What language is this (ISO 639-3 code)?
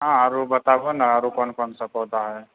mai